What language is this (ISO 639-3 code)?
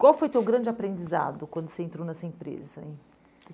por